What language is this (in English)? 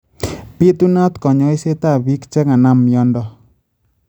Kalenjin